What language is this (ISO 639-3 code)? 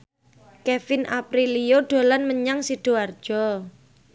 jav